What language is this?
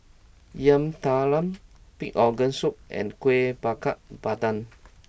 English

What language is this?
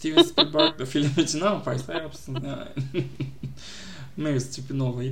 Turkish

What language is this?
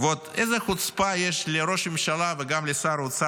Hebrew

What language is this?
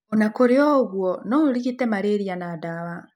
Kikuyu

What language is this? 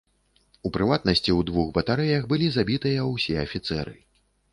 Belarusian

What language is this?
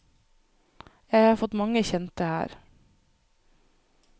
Norwegian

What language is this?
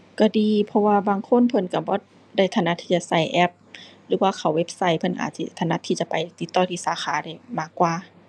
Thai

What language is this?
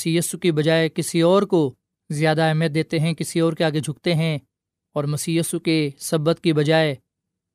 Urdu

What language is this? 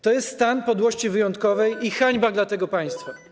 Polish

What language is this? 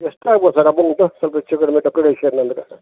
Kannada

